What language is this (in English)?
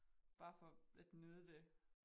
Danish